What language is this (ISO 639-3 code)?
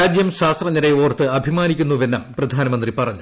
mal